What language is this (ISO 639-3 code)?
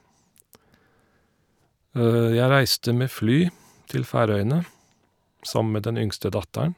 nor